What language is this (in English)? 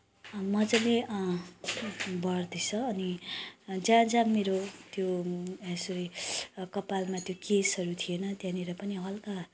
Nepali